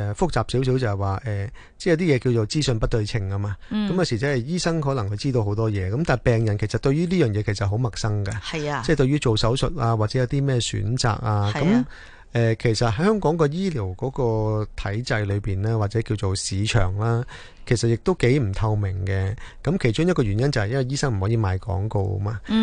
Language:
Chinese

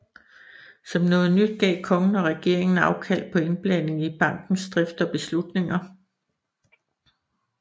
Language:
Danish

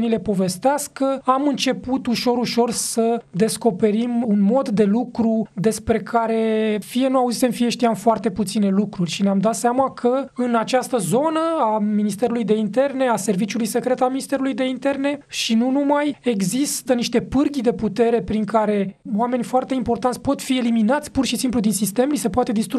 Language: Romanian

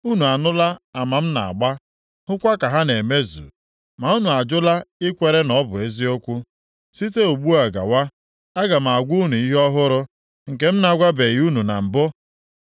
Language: Igbo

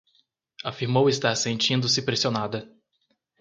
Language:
Portuguese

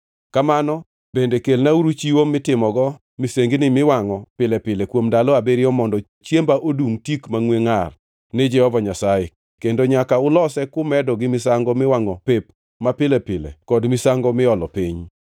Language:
Luo (Kenya and Tanzania)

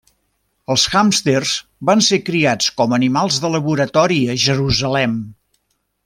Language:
Catalan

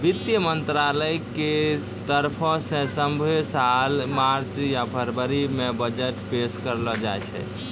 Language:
Maithili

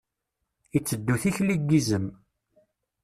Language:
Kabyle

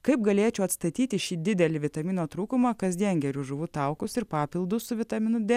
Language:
Lithuanian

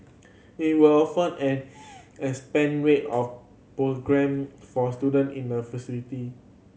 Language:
English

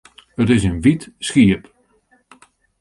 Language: Western Frisian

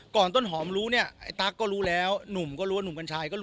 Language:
Thai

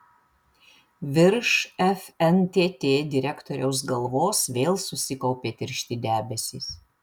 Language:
Lithuanian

